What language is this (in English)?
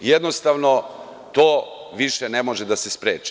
Serbian